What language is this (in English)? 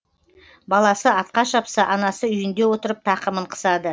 Kazakh